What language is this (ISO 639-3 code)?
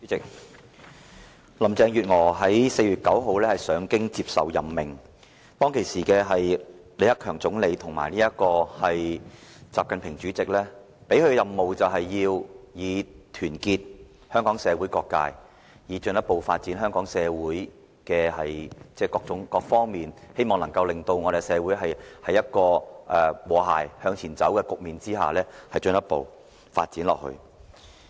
yue